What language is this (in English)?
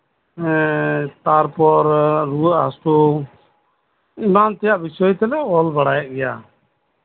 Santali